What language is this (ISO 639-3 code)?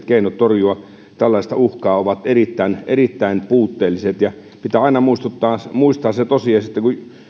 fin